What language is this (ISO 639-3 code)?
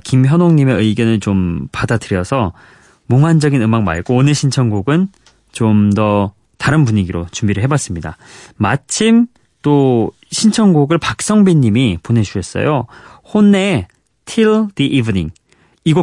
kor